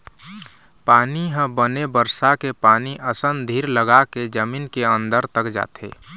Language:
Chhattisgarhi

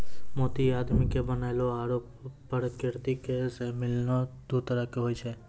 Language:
Maithili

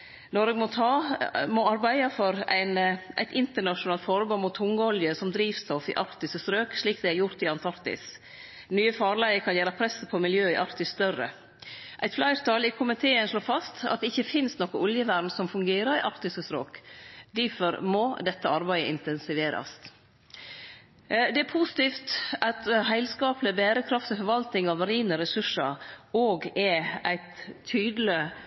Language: Norwegian Nynorsk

